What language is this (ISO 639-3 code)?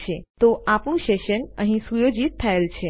guj